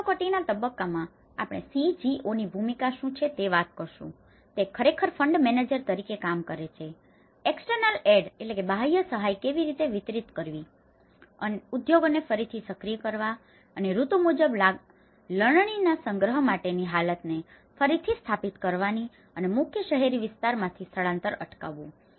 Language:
Gujarati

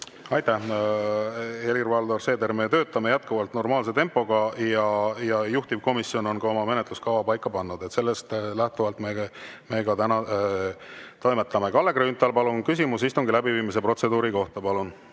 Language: Estonian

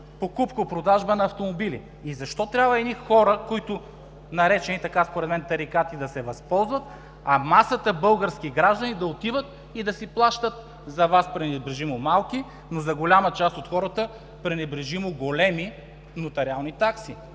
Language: Bulgarian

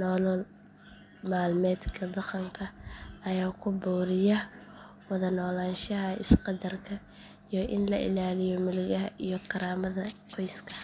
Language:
Somali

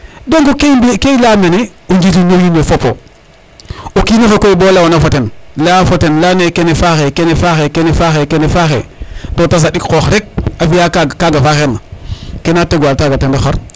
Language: Serer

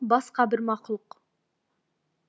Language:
Kazakh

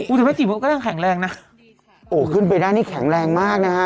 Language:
Thai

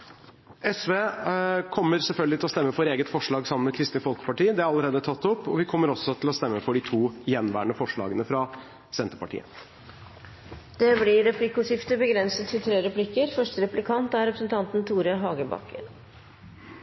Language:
Norwegian Bokmål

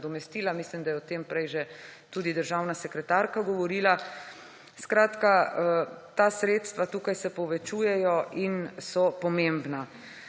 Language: Slovenian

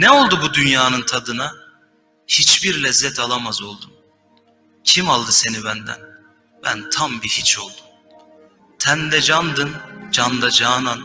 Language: Turkish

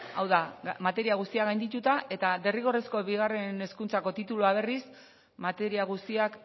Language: Basque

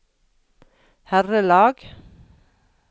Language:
Norwegian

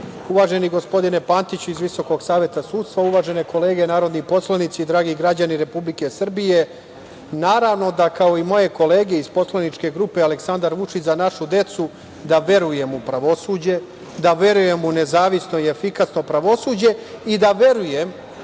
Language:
Serbian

